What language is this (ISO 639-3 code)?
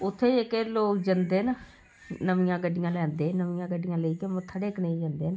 doi